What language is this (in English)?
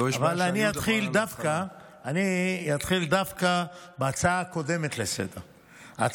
Hebrew